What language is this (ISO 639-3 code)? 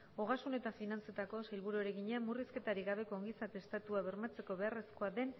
eus